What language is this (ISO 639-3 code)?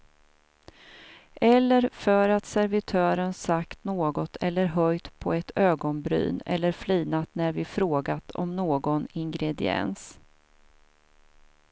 swe